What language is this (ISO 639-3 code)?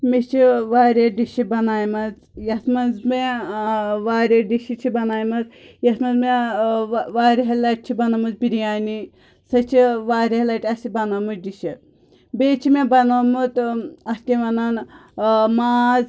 kas